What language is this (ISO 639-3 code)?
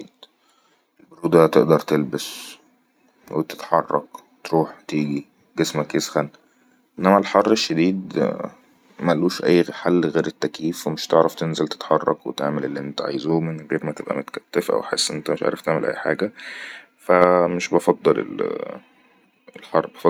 arz